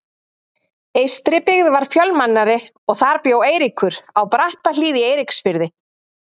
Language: Icelandic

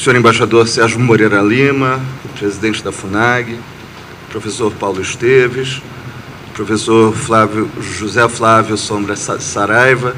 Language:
Portuguese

